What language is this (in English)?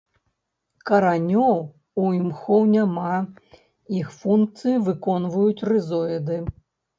Belarusian